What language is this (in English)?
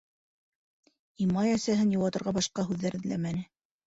Bashkir